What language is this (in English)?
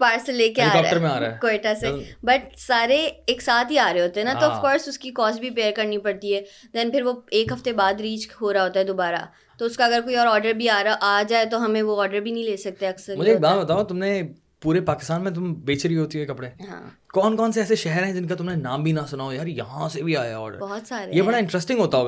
Urdu